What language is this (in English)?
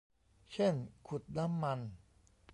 Thai